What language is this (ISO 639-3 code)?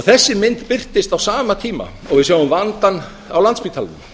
isl